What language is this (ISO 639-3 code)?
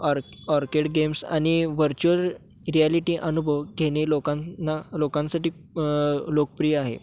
mar